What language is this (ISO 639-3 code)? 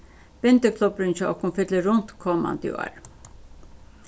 fao